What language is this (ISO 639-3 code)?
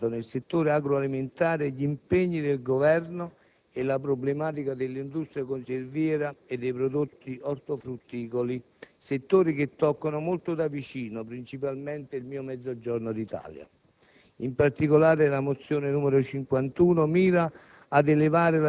ita